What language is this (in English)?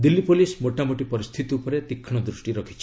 Odia